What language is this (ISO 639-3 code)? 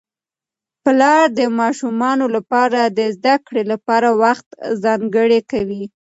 pus